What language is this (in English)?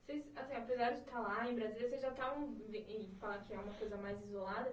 Portuguese